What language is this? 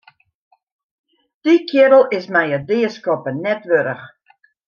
Western Frisian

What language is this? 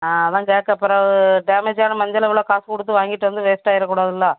Tamil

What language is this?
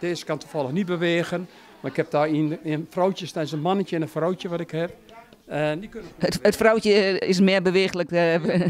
Dutch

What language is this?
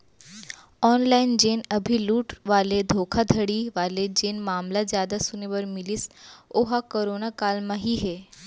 Chhattisgarhi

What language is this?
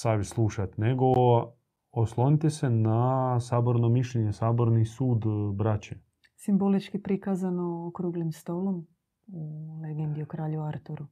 Croatian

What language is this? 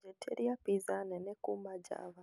Kikuyu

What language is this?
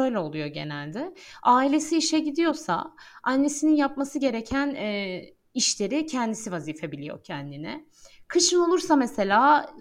Turkish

